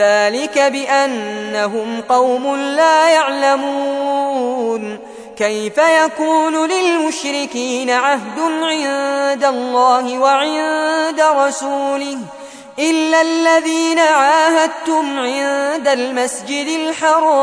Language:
Arabic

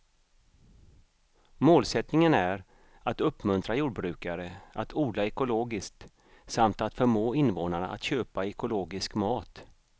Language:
Swedish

